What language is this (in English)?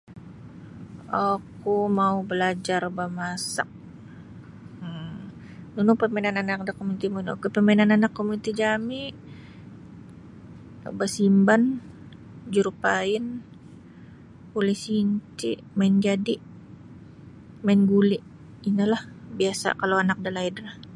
Sabah Bisaya